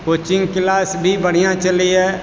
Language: Maithili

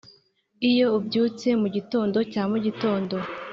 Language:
Kinyarwanda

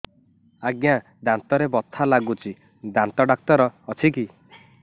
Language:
Odia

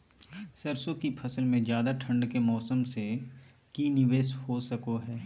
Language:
Magahi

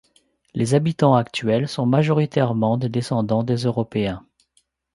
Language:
French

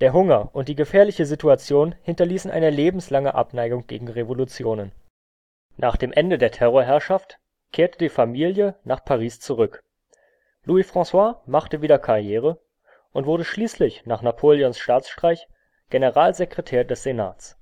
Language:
German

